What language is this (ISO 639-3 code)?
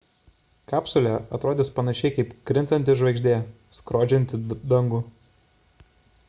lit